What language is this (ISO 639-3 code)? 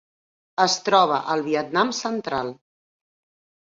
cat